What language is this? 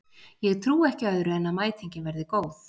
Icelandic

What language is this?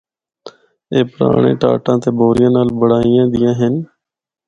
Northern Hindko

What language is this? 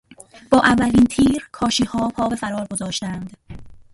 Persian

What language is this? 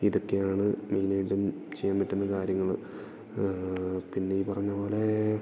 Malayalam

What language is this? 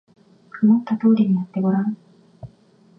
Japanese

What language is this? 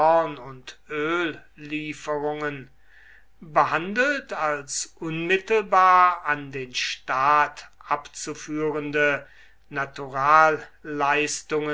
German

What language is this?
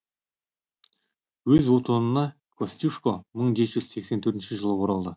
Kazakh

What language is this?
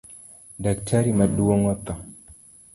Luo (Kenya and Tanzania)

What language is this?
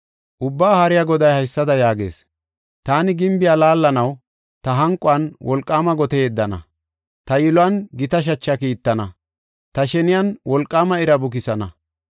Gofa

